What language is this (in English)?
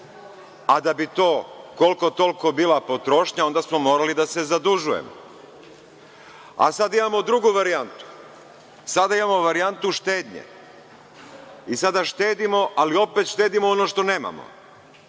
Serbian